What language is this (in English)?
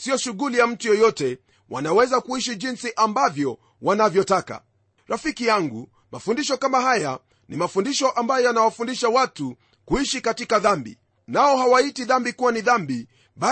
Swahili